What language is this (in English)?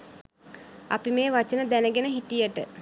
Sinhala